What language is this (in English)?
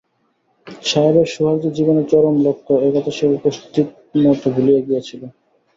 Bangla